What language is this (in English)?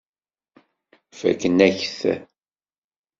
Kabyle